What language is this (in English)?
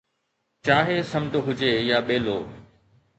Sindhi